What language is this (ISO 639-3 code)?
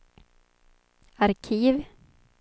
swe